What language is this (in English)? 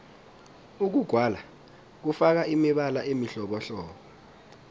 South Ndebele